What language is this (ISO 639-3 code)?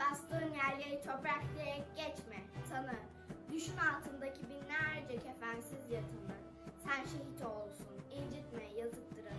tur